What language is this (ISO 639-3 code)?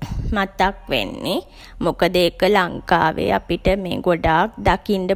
sin